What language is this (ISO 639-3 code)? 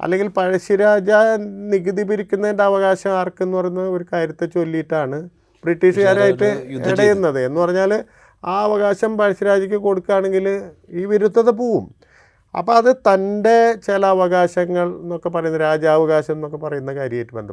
mal